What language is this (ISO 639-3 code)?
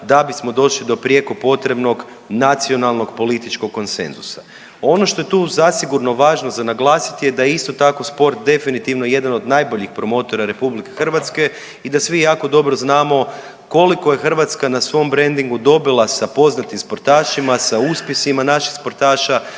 hrv